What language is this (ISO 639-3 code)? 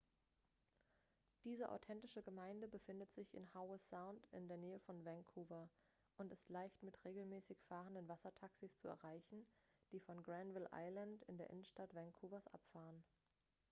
deu